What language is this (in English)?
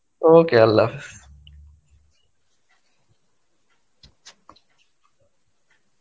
Bangla